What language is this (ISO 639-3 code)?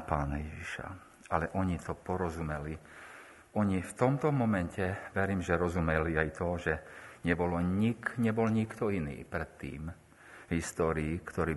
slk